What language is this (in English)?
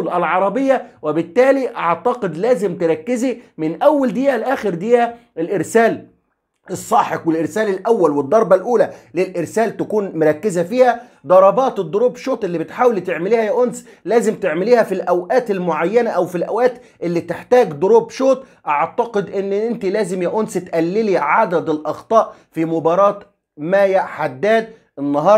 Arabic